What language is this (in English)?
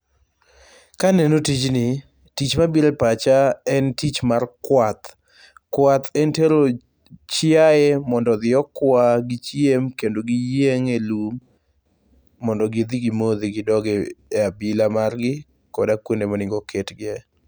Luo (Kenya and Tanzania)